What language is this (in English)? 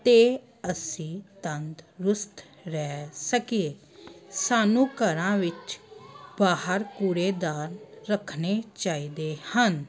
Punjabi